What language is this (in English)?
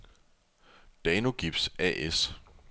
Danish